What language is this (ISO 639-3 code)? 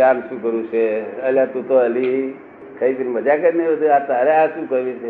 guj